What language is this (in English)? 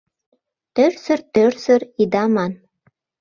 Mari